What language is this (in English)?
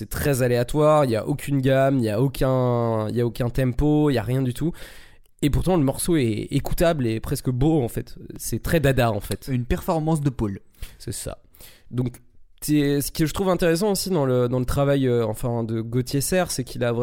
French